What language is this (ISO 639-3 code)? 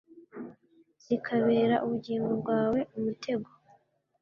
kin